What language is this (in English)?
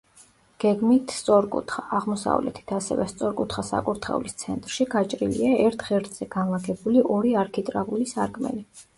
Georgian